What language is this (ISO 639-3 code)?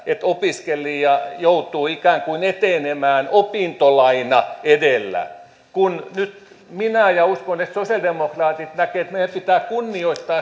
fin